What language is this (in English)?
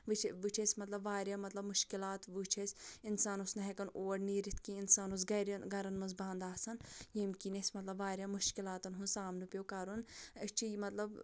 Kashmiri